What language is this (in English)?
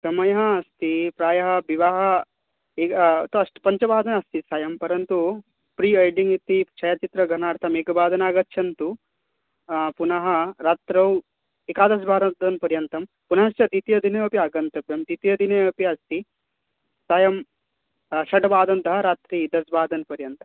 Sanskrit